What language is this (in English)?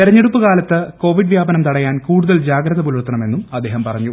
Malayalam